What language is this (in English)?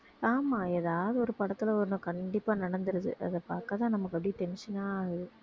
Tamil